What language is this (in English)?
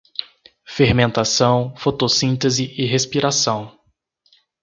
Portuguese